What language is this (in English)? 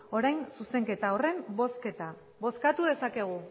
Basque